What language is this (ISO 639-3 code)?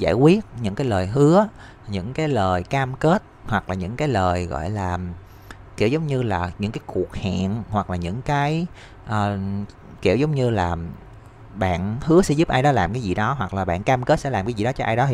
vie